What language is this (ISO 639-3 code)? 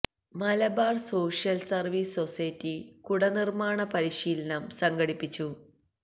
mal